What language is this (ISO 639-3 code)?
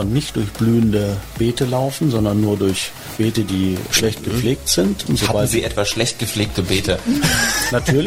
deu